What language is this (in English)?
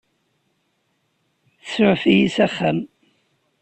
Kabyle